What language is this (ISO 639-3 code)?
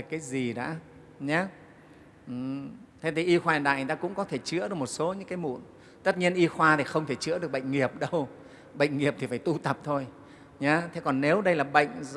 vie